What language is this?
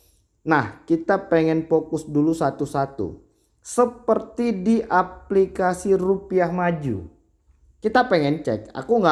Indonesian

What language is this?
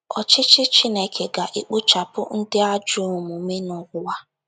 Igbo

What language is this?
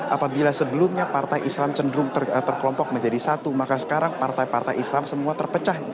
Indonesian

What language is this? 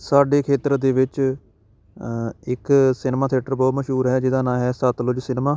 Punjabi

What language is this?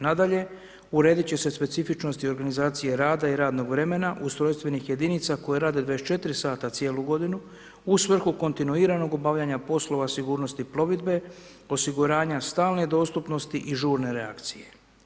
Croatian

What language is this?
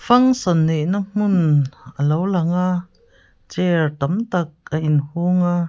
Mizo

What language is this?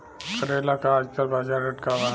Bhojpuri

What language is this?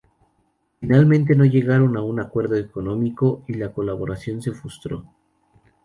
Spanish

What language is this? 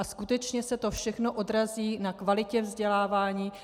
Czech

